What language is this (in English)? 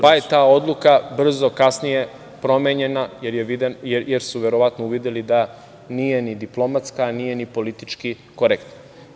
Serbian